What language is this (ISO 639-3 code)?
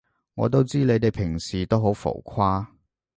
yue